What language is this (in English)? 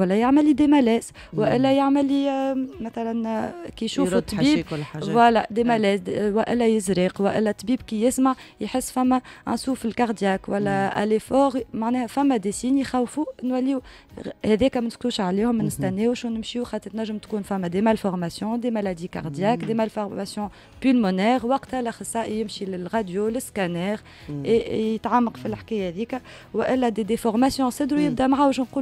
Arabic